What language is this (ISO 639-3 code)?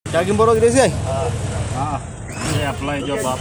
mas